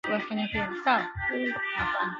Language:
Swahili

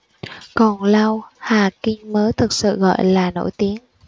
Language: Vietnamese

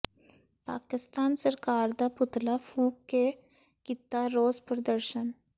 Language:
Punjabi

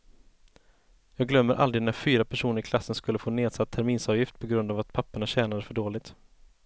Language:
Swedish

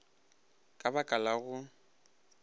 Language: Northern Sotho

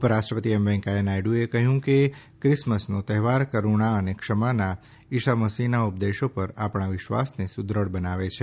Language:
Gujarati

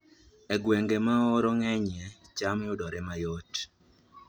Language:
Luo (Kenya and Tanzania)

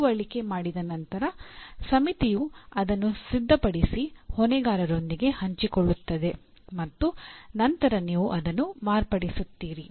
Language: Kannada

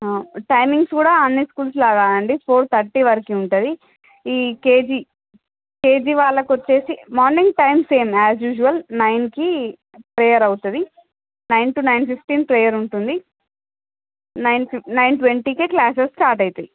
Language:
Telugu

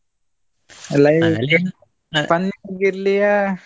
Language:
Kannada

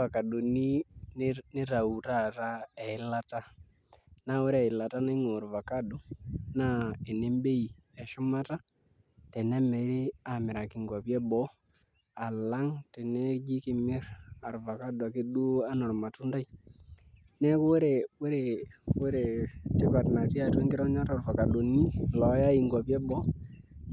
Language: Masai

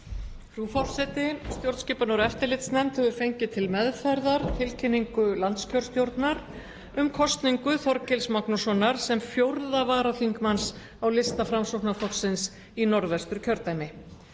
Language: Icelandic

